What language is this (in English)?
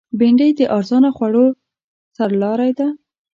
Pashto